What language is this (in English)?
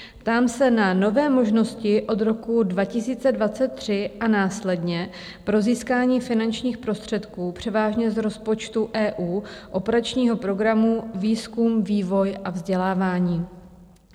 Czech